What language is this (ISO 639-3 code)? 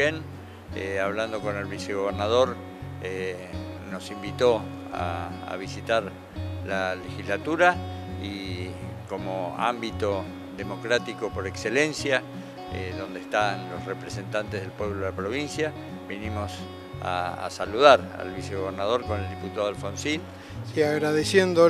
spa